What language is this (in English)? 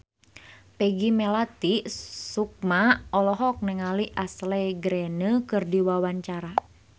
Sundanese